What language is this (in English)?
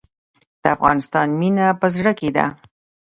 Pashto